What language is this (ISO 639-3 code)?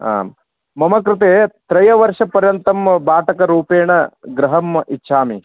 san